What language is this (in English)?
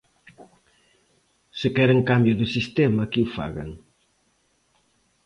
Galician